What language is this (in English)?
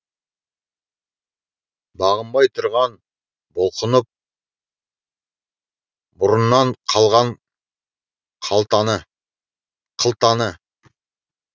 Kazakh